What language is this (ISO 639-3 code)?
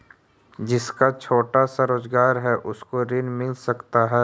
mag